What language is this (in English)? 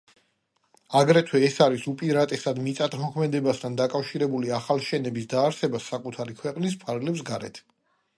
Georgian